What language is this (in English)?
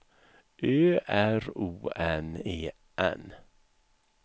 Swedish